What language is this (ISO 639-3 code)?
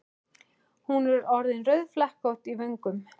isl